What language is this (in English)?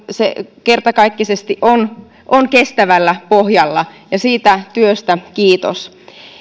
Finnish